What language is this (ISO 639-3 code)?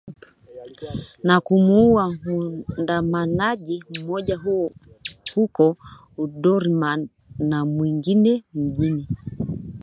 swa